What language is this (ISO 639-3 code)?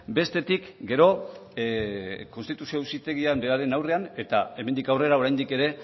eus